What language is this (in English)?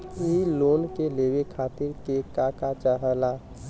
Bhojpuri